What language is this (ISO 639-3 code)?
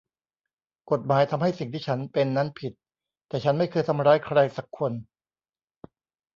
tha